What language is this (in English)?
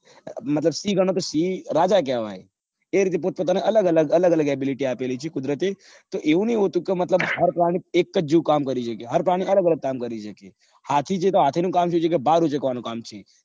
Gujarati